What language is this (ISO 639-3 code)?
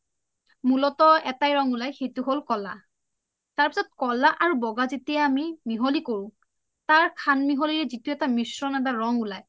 asm